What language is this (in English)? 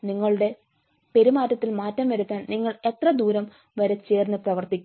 Malayalam